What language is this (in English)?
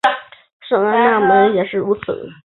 Chinese